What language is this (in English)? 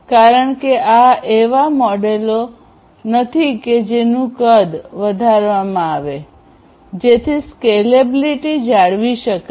Gujarati